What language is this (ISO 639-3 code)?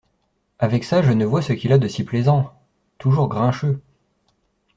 fra